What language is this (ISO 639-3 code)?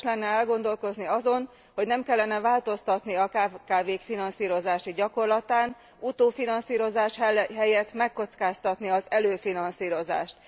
hun